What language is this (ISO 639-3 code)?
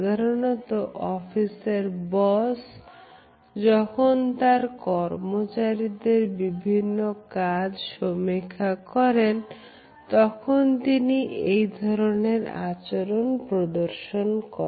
ben